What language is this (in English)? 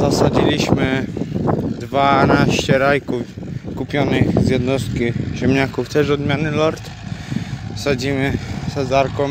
Polish